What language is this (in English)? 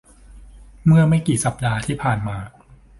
Thai